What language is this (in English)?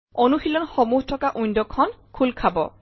Assamese